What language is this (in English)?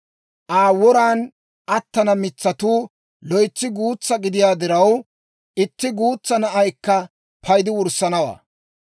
Dawro